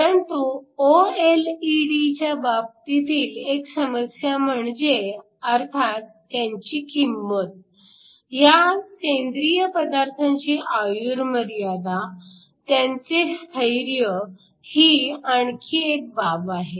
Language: Marathi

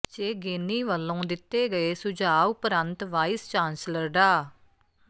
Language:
Punjabi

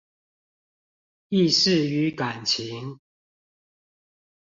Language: Chinese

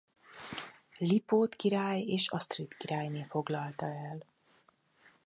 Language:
Hungarian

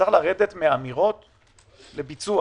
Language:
Hebrew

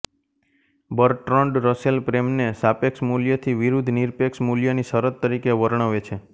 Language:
Gujarati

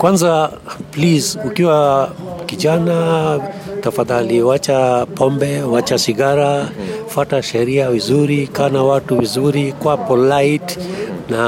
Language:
Swahili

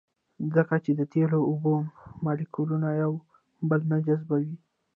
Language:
Pashto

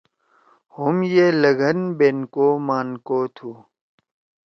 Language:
Torwali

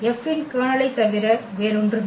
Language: Tamil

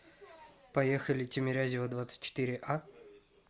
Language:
Russian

